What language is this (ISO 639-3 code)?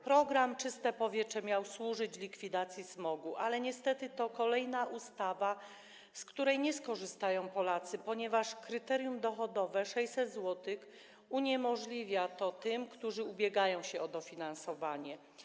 pol